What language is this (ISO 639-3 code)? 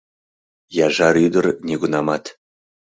chm